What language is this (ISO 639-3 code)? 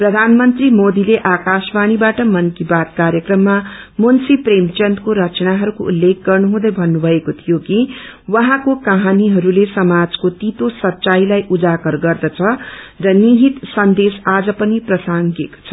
nep